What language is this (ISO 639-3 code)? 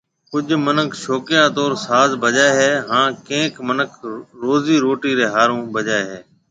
mve